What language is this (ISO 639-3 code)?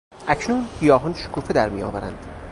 fas